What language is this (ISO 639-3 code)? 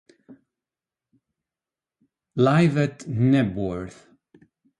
ita